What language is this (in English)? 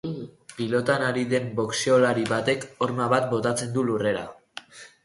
Basque